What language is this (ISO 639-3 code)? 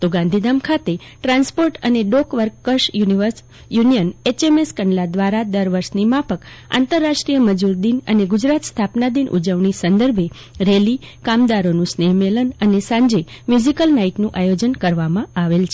guj